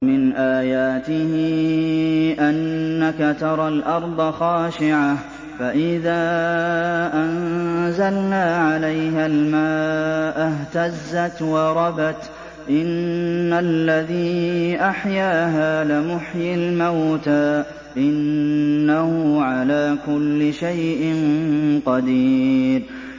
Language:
Arabic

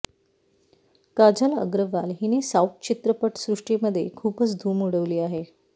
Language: Marathi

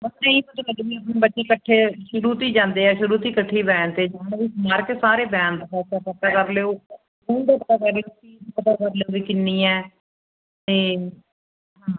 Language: Punjabi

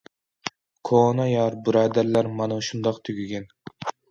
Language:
Uyghur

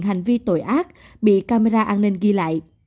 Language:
Vietnamese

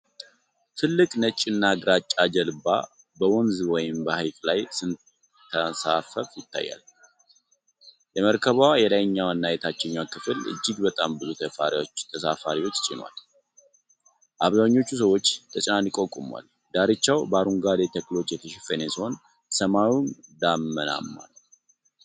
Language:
Amharic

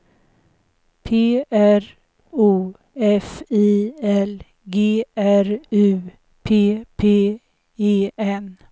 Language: Swedish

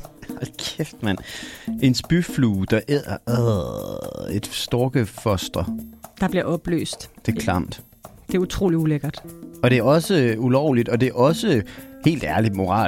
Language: Danish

